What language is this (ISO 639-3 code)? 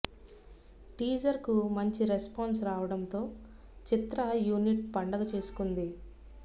tel